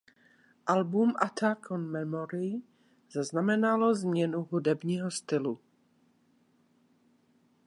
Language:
Czech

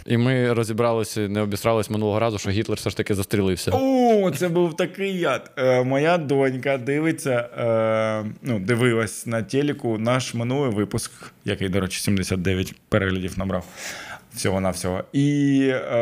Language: Ukrainian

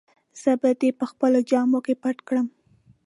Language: Pashto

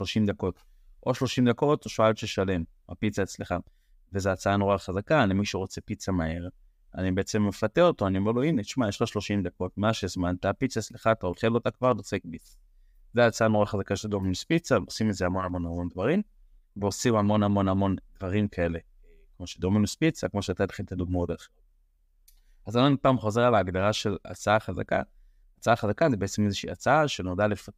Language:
Hebrew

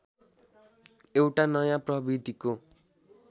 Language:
Nepali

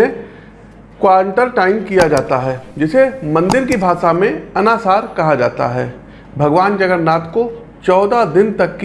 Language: Hindi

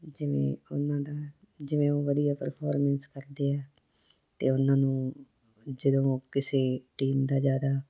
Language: Punjabi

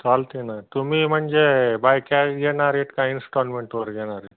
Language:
Marathi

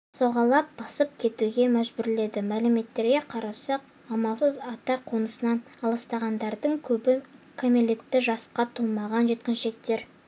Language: Kazakh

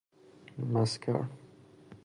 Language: Persian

